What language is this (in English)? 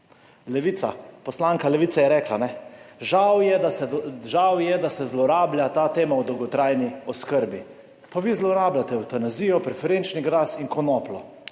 Slovenian